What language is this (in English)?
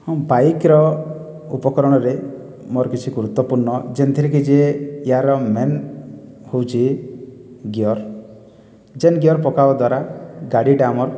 Odia